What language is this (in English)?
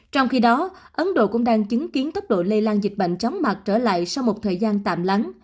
Vietnamese